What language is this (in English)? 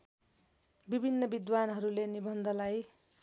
Nepali